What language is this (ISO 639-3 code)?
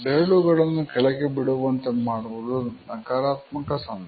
kan